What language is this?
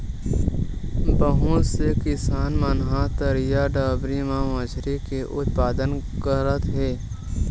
Chhattisgarhi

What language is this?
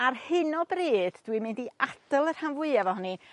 Welsh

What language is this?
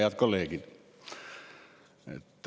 Estonian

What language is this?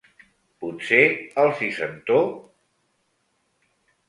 Catalan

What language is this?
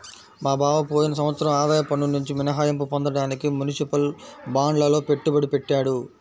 Telugu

